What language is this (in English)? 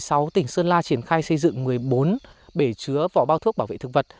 Vietnamese